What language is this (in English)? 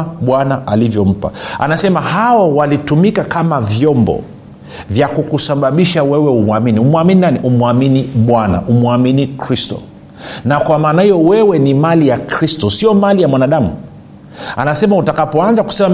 Swahili